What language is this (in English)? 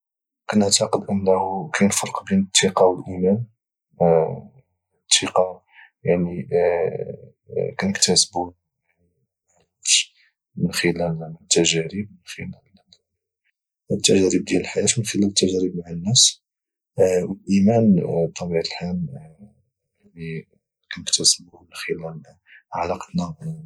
Moroccan Arabic